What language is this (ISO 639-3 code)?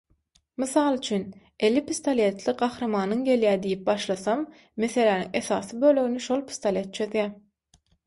tuk